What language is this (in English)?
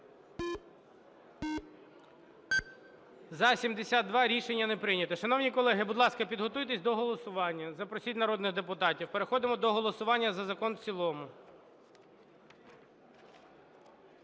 Ukrainian